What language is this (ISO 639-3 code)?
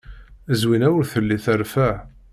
kab